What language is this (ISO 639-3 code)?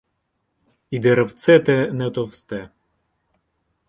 ukr